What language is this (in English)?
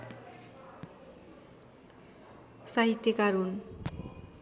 Nepali